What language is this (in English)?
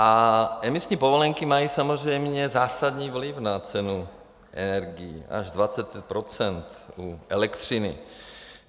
Czech